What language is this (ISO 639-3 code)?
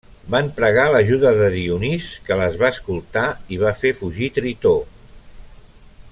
cat